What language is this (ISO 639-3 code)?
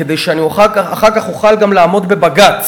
heb